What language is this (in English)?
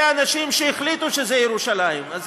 Hebrew